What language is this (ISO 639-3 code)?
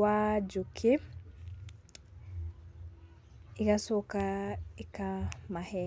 kik